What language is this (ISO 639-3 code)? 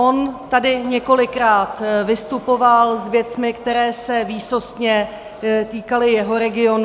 ces